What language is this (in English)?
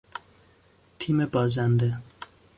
Persian